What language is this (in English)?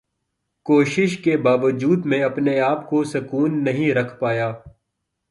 Urdu